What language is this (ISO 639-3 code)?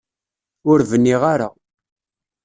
kab